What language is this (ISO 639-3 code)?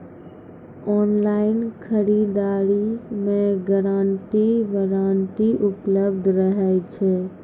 mai